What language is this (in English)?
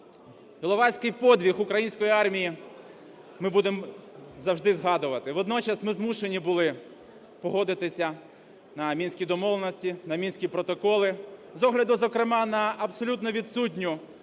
Ukrainian